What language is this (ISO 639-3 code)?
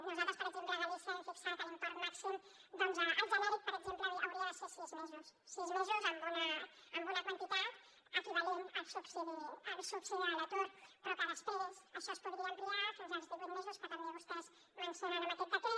cat